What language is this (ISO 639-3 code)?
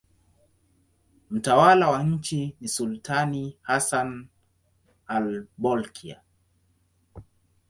swa